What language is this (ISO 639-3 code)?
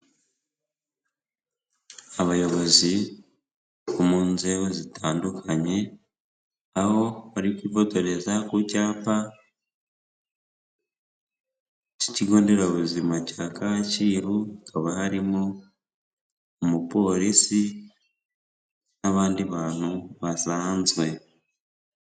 kin